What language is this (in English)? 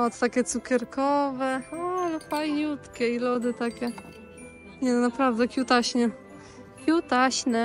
Polish